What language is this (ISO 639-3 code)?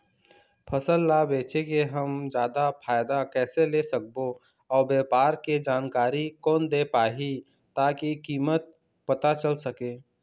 hne